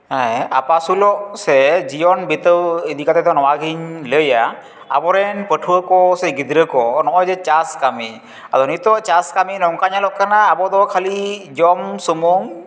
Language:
Santali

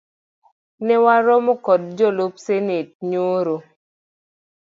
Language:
Luo (Kenya and Tanzania)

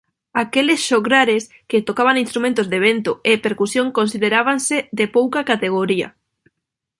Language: Galician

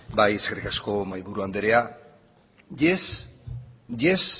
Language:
Basque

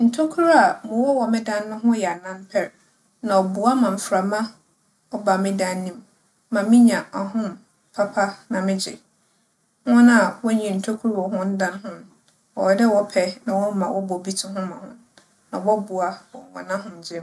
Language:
Akan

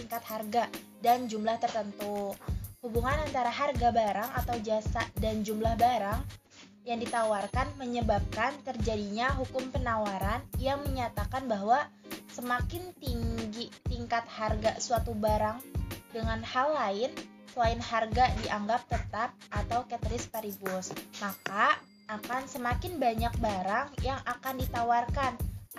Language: Indonesian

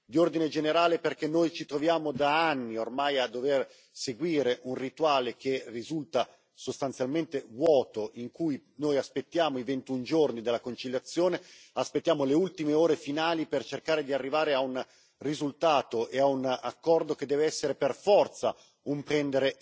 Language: Italian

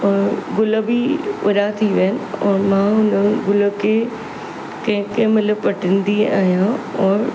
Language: Sindhi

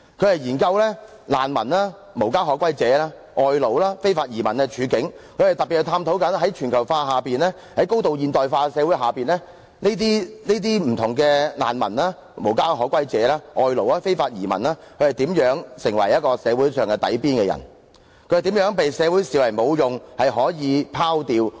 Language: Cantonese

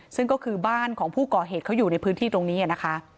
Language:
Thai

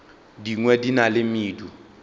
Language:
Northern Sotho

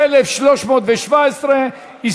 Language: Hebrew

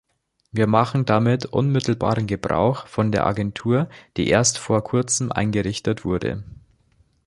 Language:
German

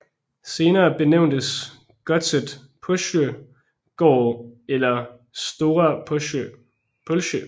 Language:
Danish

